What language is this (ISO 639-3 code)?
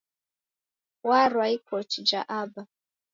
dav